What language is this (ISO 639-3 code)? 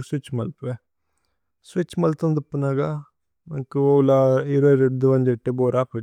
tcy